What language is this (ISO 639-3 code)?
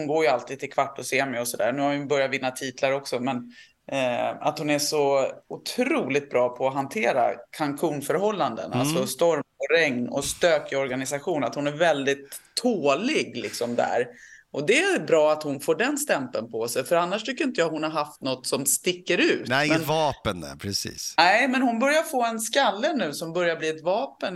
swe